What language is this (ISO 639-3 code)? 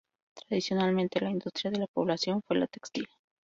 spa